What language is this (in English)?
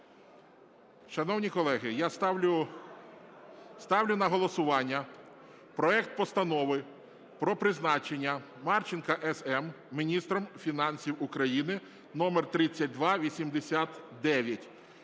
Ukrainian